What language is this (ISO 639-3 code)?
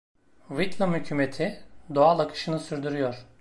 tur